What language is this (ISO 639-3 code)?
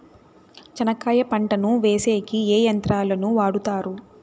tel